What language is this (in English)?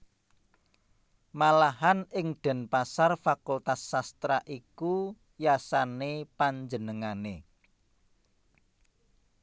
Javanese